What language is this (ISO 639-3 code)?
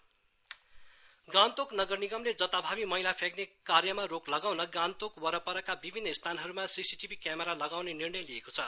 nep